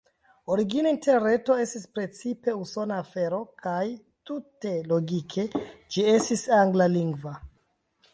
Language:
Esperanto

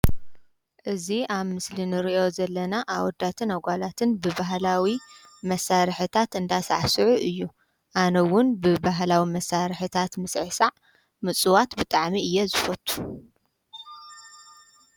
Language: Tigrinya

